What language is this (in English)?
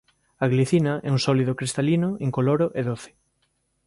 Galician